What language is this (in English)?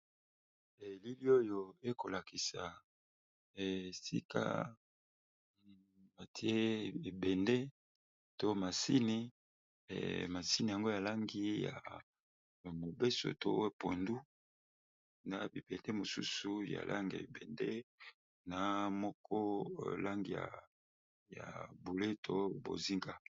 Lingala